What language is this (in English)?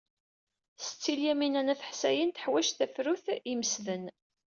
Kabyle